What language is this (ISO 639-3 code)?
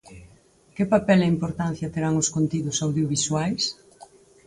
glg